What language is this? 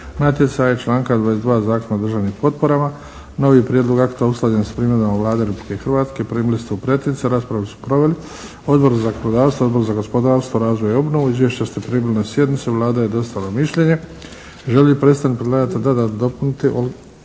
Croatian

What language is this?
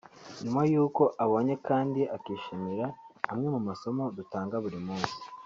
Kinyarwanda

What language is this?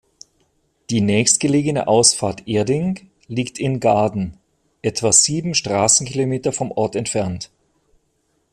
German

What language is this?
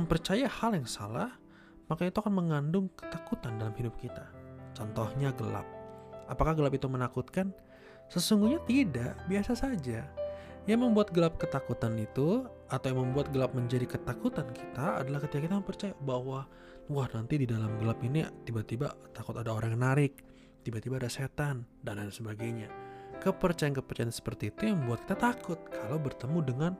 Indonesian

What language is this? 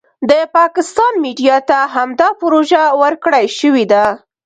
Pashto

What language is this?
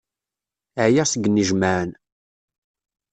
Kabyle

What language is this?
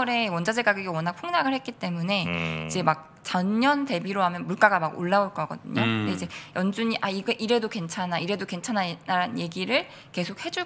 Korean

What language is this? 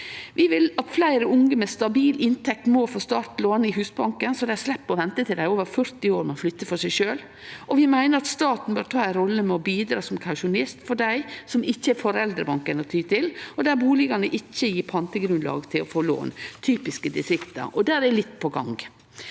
Norwegian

